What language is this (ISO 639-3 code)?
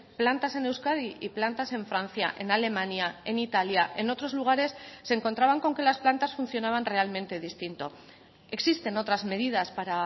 spa